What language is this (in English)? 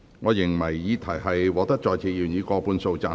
Cantonese